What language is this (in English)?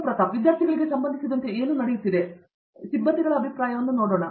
Kannada